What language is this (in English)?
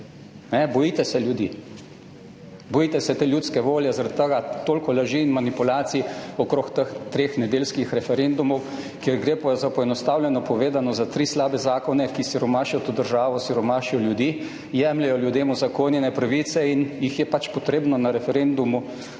Slovenian